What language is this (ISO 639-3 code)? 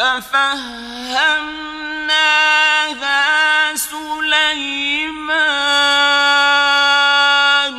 ara